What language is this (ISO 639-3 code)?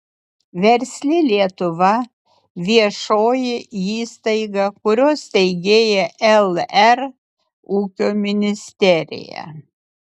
lit